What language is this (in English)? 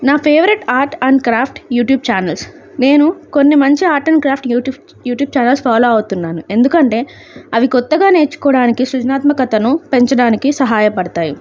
Telugu